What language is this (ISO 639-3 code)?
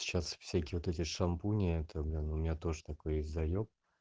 rus